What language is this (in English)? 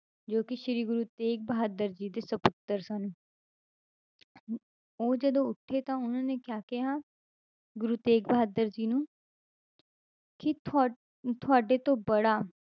Punjabi